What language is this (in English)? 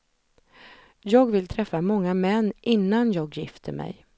Swedish